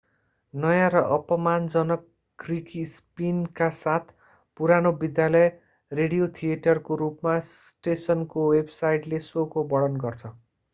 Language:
Nepali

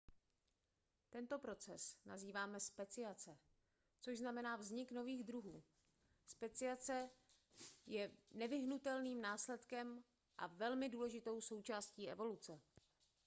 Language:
Czech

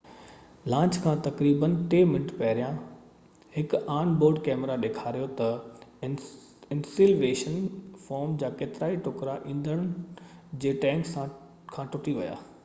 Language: Sindhi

